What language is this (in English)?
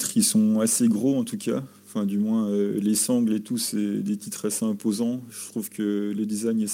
French